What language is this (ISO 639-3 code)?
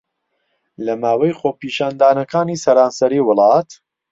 ckb